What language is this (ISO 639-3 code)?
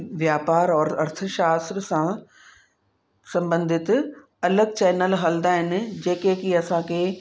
snd